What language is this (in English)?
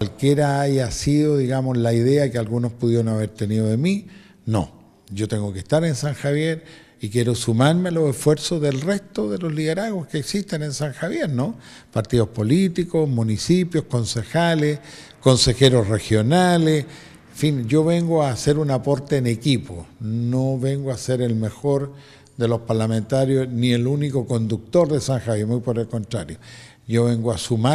Spanish